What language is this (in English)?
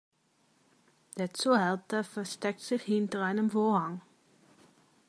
German